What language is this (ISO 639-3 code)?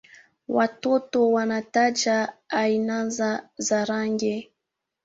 swa